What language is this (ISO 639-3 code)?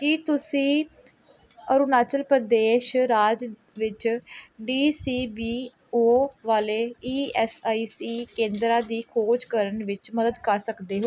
pan